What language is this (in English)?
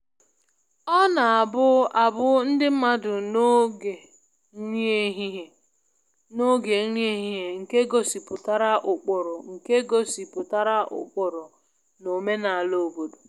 Igbo